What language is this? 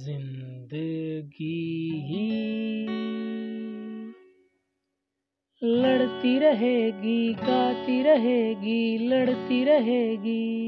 Hindi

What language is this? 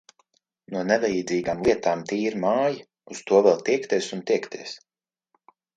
Latvian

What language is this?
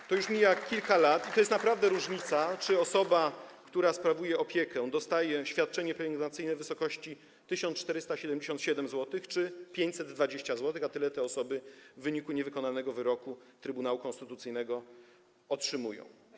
Polish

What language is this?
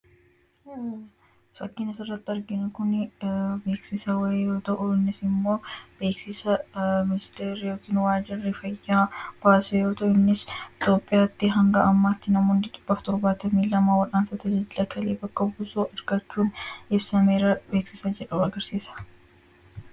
Oromo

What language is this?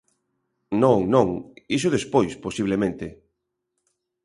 Galician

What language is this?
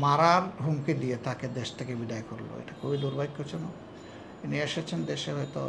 Polish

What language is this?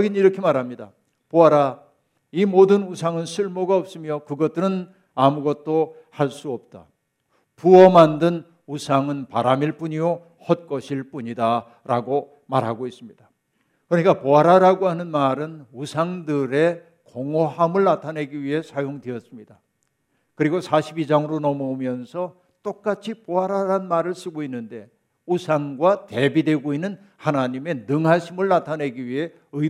Korean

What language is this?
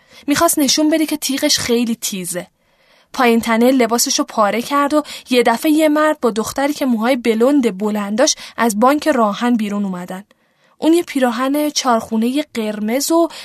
Persian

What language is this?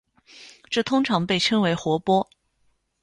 Chinese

